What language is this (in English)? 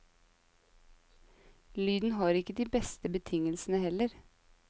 Norwegian